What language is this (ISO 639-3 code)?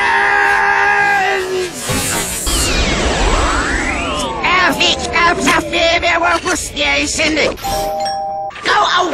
eng